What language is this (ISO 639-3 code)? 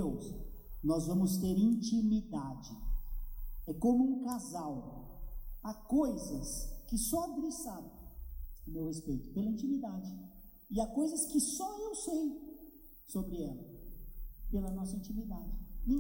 por